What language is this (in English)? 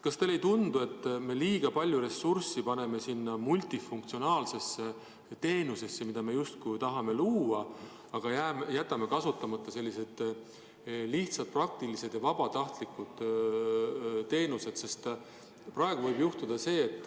Estonian